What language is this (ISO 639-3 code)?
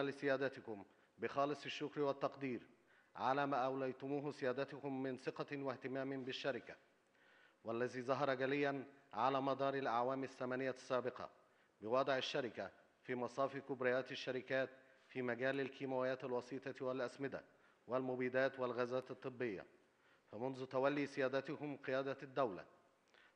ara